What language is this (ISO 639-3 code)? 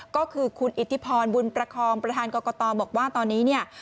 tha